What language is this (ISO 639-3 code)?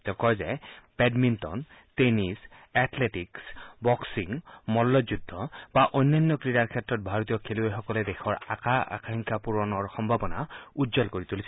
asm